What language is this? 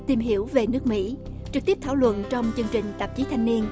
Vietnamese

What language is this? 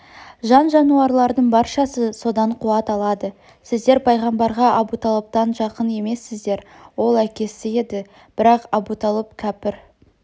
Kazakh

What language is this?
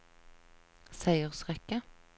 Norwegian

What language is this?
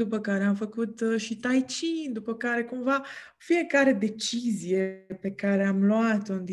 Romanian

